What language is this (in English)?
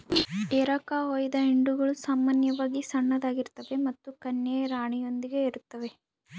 Kannada